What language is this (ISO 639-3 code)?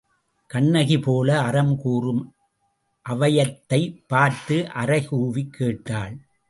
tam